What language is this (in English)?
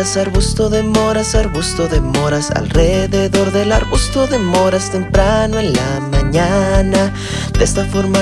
Spanish